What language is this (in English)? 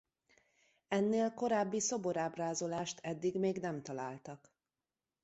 Hungarian